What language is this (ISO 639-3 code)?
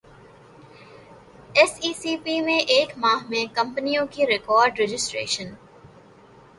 urd